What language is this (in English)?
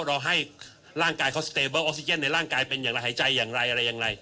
Thai